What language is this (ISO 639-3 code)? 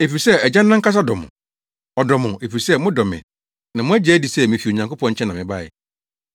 aka